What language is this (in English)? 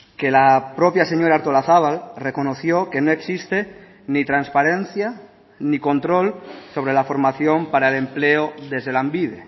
Spanish